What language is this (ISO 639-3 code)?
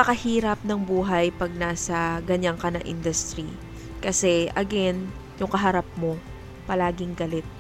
fil